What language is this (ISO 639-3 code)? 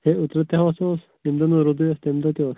kas